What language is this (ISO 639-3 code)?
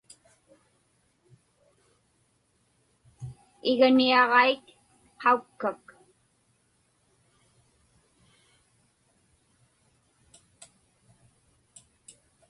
ipk